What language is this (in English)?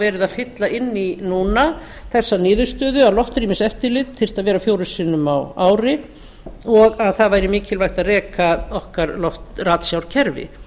Icelandic